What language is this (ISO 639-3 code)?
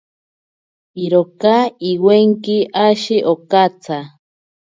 prq